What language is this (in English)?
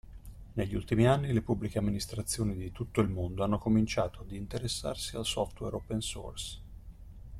Italian